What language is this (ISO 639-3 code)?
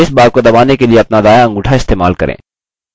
hin